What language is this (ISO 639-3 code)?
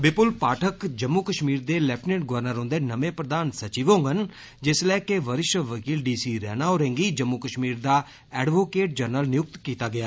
doi